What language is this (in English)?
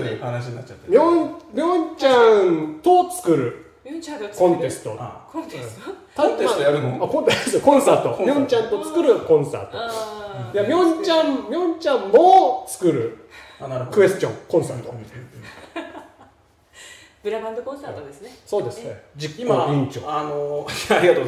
Japanese